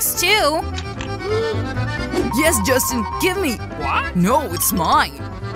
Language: English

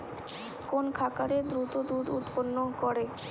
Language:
Bangla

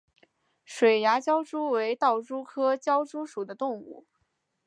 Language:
Chinese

